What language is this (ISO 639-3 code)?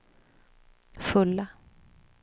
swe